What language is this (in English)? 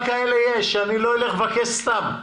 Hebrew